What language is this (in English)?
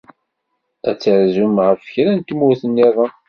Kabyle